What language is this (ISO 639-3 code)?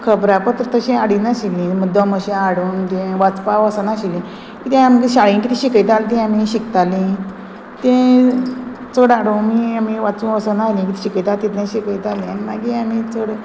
kok